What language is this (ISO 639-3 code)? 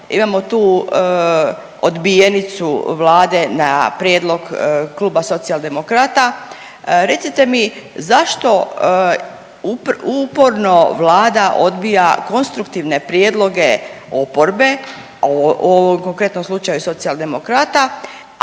hrv